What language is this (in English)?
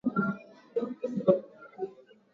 Swahili